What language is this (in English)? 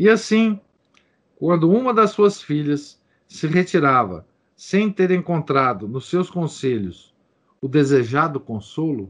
Portuguese